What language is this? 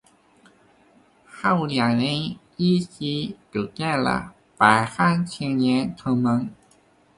Chinese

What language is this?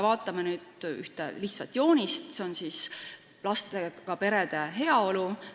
Estonian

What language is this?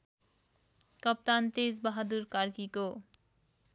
Nepali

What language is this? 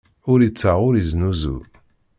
Kabyle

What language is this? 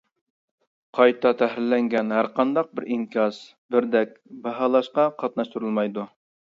Uyghur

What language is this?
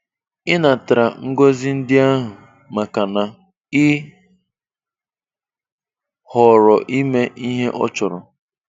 Igbo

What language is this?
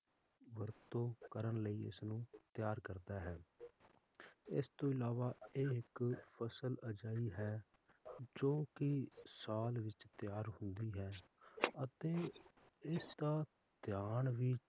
Punjabi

